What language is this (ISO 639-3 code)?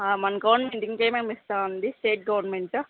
tel